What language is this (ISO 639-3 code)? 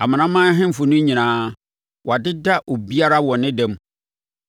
aka